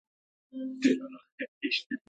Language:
Pashto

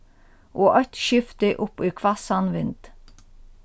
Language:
Faroese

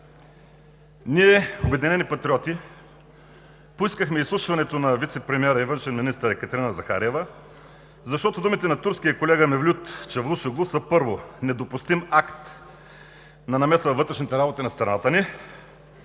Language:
Bulgarian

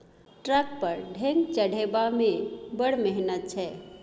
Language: Maithili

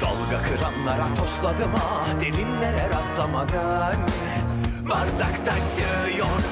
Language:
Turkish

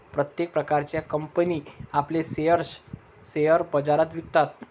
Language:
Marathi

